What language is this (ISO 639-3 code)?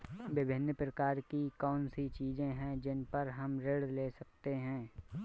hin